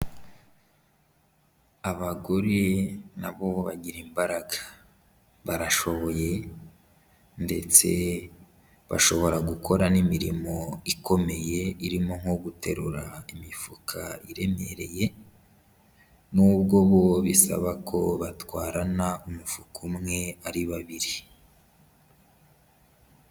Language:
Kinyarwanda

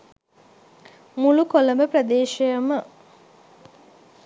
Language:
Sinhala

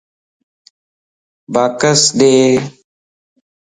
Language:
Lasi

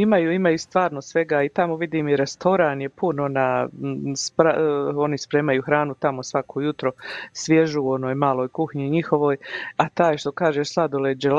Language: Croatian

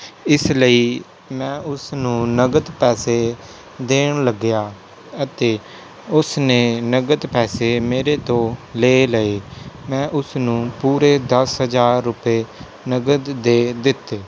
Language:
Punjabi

